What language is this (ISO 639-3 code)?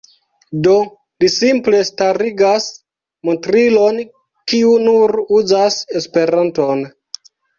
epo